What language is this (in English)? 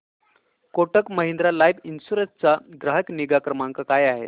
Marathi